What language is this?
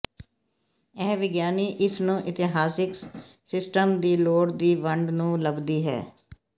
Punjabi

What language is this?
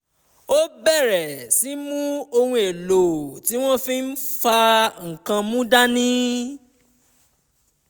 Yoruba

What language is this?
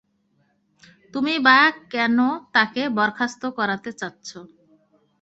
Bangla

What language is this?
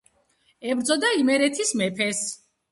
Georgian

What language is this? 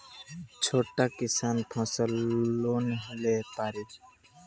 Bhojpuri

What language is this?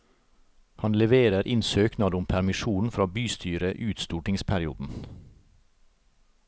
Norwegian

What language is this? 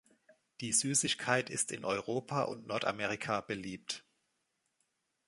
German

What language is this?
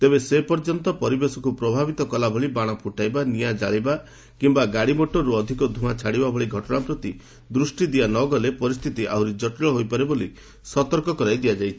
Odia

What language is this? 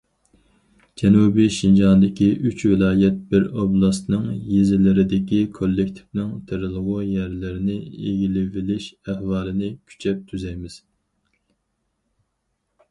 Uyghur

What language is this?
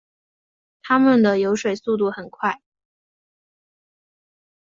Chinese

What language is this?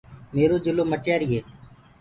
Gurgula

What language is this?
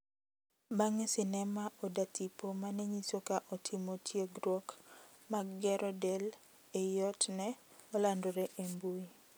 Luo (Kenya and Tanzania)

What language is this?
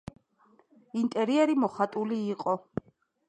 Georgian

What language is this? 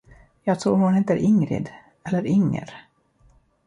Swedish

